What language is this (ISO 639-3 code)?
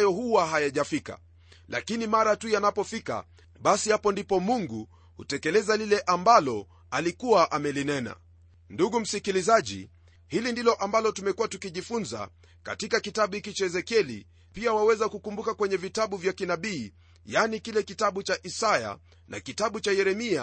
swa